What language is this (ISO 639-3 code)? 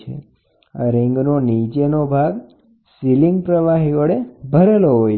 guj